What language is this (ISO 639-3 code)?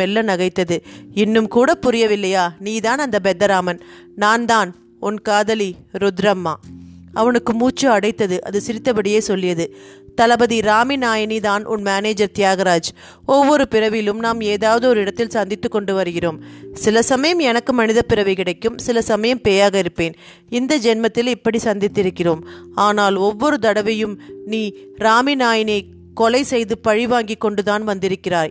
tam